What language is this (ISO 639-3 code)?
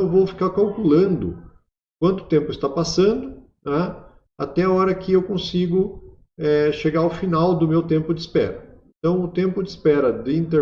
por